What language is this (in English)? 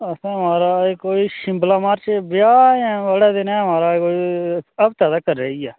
Dogri